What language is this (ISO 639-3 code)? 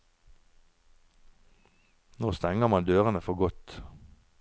nor